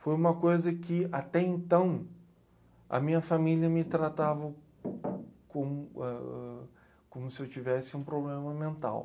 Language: Portuguese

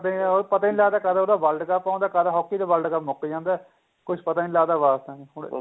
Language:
Punjabi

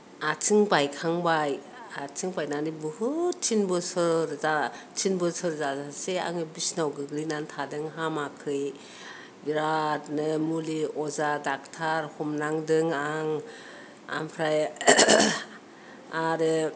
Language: Bodo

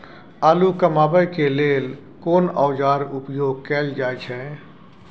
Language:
Maithili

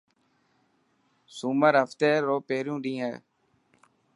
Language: Dhatki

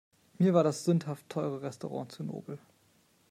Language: German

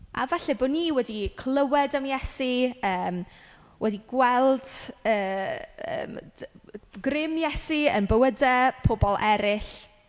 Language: Welsh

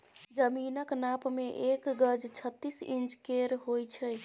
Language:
Maithili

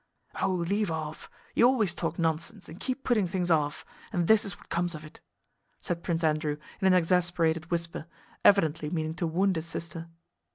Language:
English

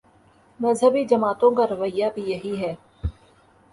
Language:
Urdu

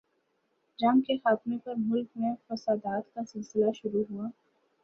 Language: Urdu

